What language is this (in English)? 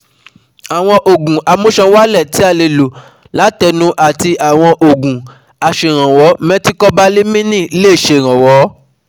Yoruba